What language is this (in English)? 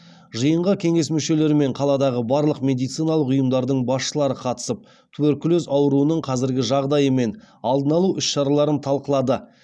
Kazakh